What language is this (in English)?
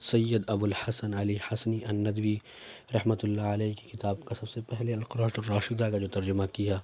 Urdu